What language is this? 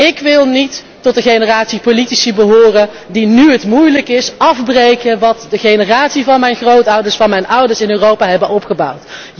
Dutch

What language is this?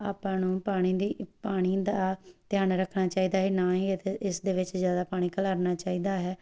Punjabi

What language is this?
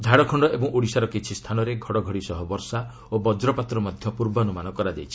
Odia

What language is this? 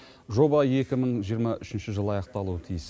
Kazakh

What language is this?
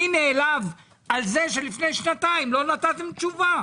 Hebrew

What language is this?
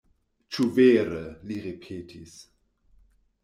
Esperanto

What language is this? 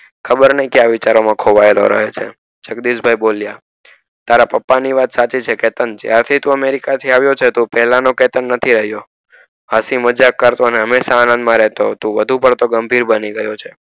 Gujarati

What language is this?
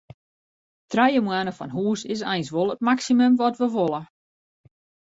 Western Frisian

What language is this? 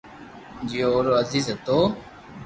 Loarki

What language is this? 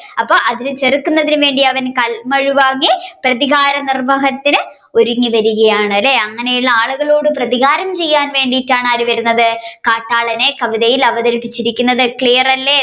Malayalam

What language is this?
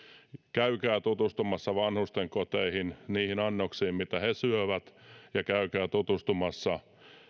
Finnish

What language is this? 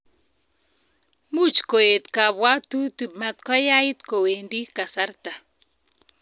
Kalenjin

